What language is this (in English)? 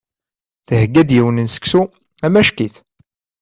Kabyle